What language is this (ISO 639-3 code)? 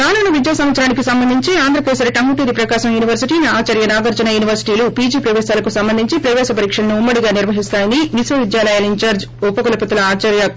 tel